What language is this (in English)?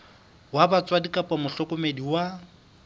Southern Sotho